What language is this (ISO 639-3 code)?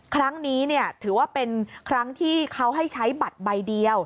tha